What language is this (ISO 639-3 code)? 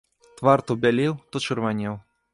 bel